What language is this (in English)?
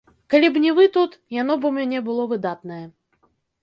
Belarusian